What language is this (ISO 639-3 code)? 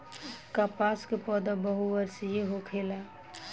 bho